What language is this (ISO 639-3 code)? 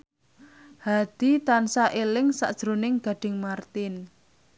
jav